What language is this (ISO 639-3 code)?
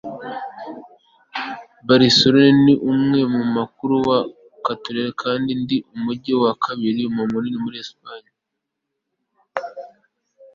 kin